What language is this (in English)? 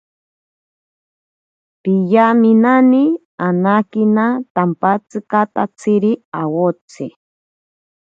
Ashéninka Perené